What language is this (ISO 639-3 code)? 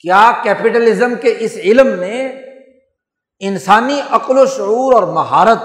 urd